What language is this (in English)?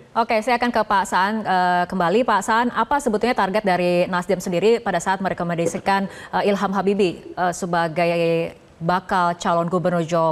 Indonesian